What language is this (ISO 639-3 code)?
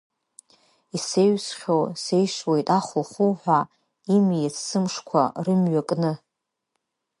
abk